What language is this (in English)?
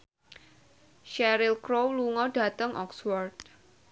Javanese